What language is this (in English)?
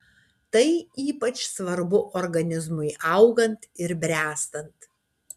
Lithuanian